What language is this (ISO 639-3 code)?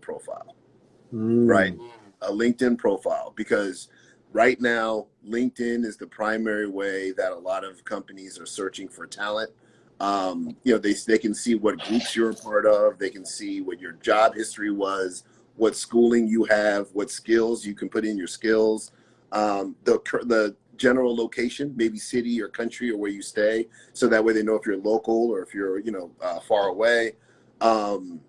eng